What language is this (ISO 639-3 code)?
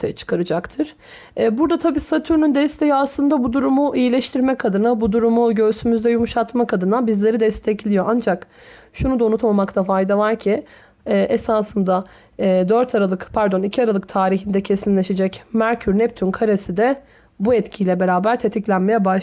tur